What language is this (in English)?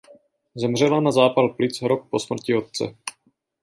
Czech